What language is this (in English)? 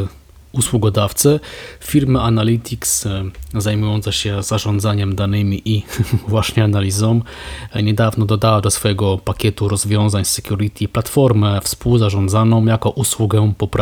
Polish